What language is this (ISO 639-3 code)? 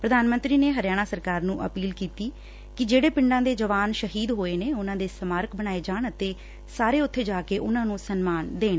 pan